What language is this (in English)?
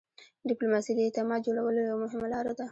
Pashto